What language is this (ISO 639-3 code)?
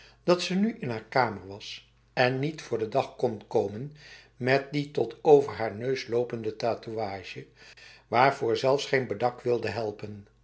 nld